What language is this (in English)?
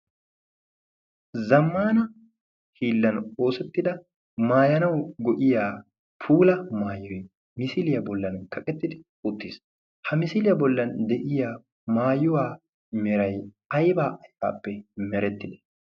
Wolaytta